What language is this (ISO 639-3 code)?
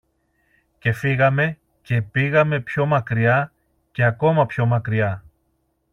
ell